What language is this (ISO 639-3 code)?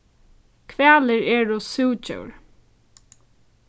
fao